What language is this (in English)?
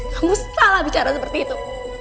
Indonesian